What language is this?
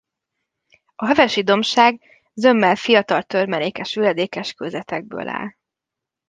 Hungarian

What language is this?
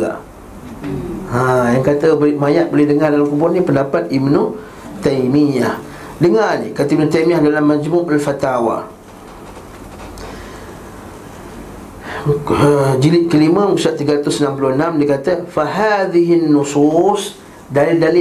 Malay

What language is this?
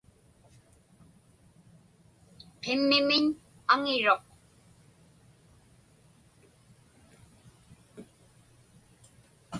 Inupiaq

